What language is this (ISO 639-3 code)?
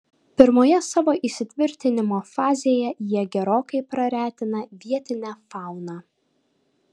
lit